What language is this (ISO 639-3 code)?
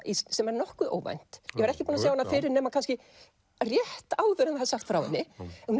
isl